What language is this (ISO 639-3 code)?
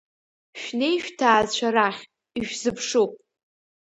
abk